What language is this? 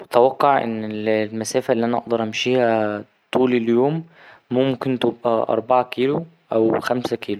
Egyptian Arabic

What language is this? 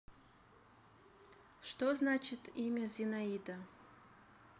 Russian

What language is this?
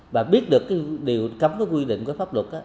Vietnamese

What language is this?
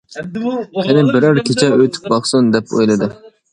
Uyghur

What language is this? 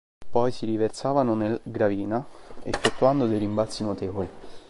Italian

